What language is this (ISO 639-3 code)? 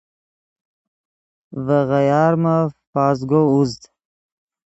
ydg